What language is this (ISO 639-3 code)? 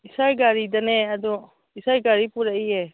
mni